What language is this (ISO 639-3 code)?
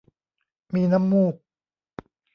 tha